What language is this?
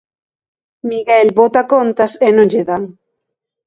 Galician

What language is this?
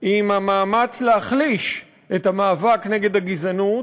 Hebrew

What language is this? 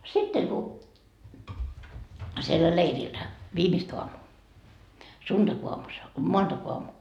Finnish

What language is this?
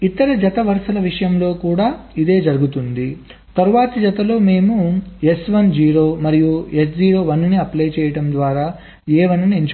Telugu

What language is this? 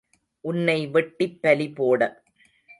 Tamil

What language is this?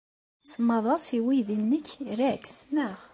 Kabyle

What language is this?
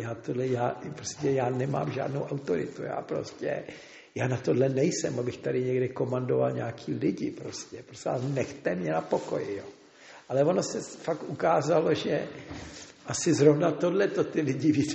Czech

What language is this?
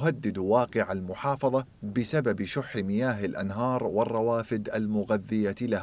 Arabic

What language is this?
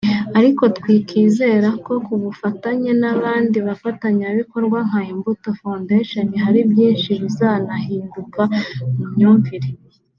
Kinyarwanda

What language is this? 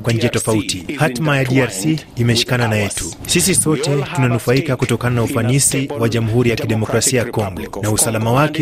Swahili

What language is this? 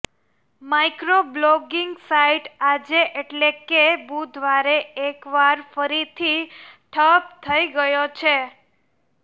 Gujarati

